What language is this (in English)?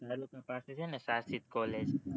Gujarati